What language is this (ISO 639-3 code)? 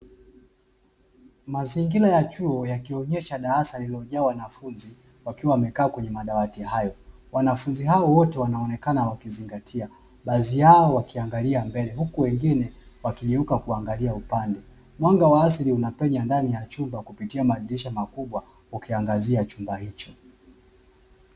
swa